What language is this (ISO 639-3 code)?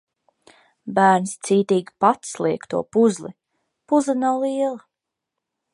lav